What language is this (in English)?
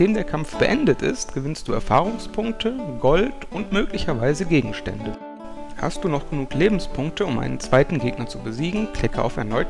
German